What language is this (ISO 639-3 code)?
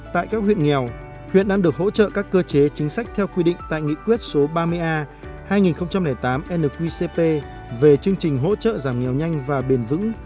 vie